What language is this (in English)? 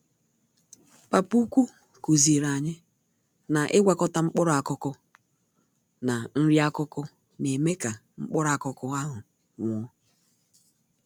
Igbo